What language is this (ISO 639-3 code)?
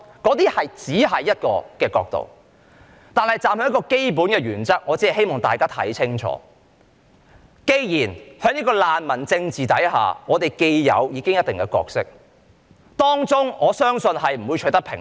yue